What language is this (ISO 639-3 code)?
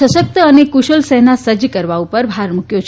guj